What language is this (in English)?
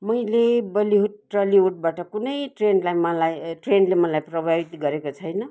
Nepali